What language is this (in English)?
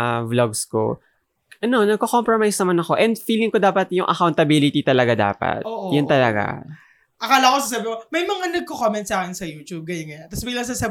Filipino